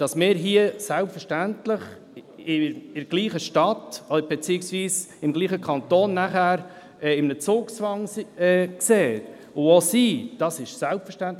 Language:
Swiss German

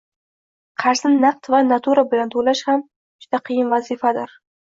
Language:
Uzbek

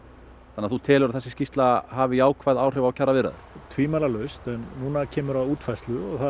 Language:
Icelandic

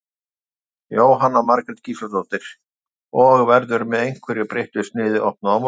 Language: Icelandic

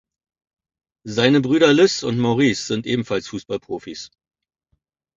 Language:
German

